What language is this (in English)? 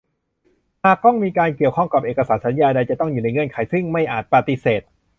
Thai